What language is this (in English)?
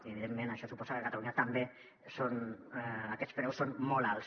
Catalan